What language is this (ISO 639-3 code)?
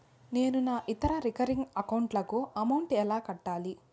tel